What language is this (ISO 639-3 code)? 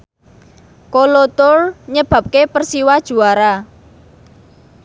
jav